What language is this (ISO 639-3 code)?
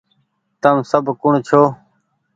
gig